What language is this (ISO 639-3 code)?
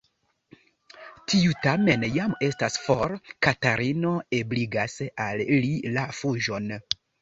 epo